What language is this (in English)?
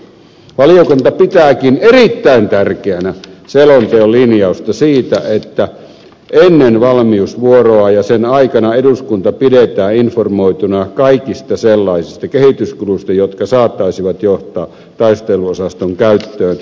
Finnish